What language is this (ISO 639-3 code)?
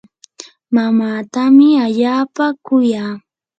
qur